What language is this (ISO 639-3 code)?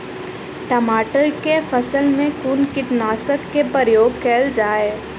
mai